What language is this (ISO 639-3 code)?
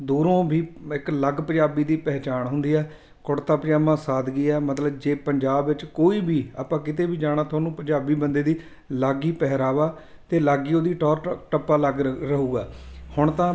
pan